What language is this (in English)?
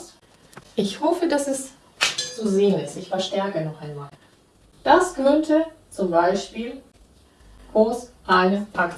German